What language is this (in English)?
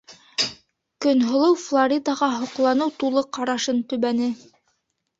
Bashkir